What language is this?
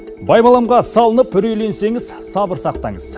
Kazakh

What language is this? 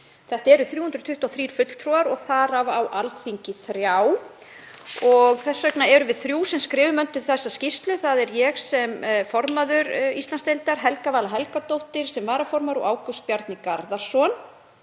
Icelandic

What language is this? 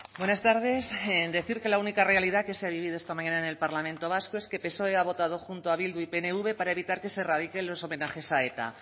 Spanish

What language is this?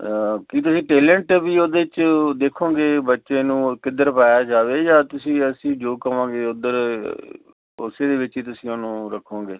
Punjabi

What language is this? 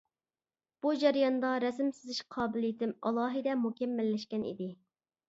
Uyghur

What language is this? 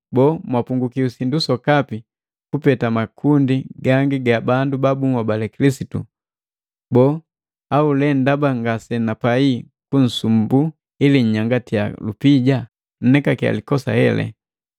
Matengo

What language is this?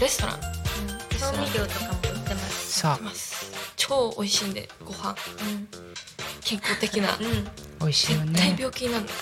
Japanese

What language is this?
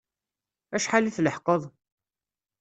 Kabyle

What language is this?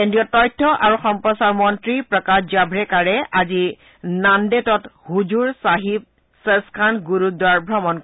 Assamese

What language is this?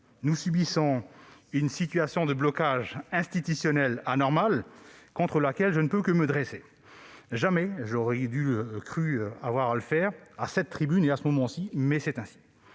French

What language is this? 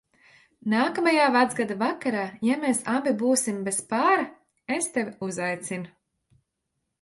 Latvian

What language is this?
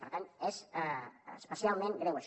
Catalan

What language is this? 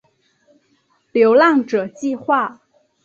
Chinese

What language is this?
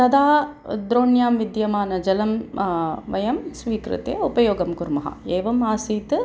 Sanskrit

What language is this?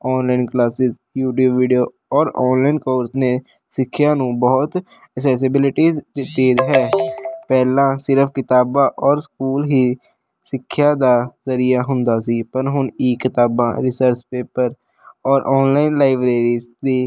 Punjabi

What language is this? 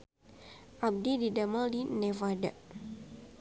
Sundanese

